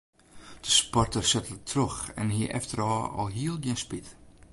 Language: Western Frisian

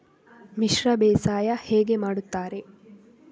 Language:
Kannada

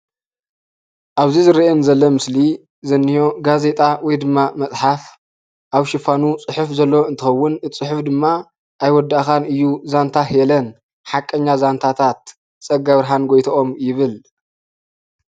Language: Tigrinya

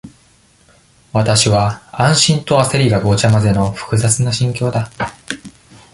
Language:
Japanese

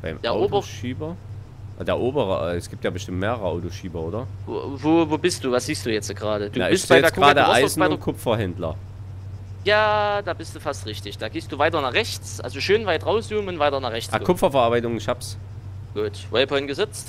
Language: German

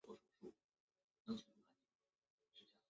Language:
Chinese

